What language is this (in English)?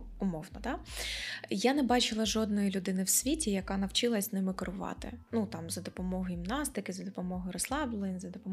Ukrainian